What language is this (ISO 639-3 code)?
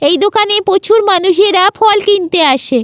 ben